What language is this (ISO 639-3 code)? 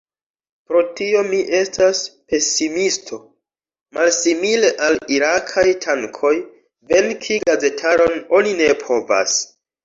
epo